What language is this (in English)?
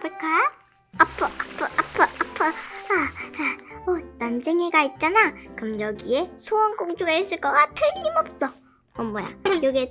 Korean